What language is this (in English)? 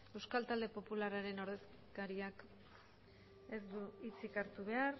Basque